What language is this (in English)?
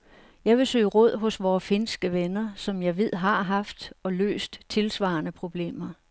Danish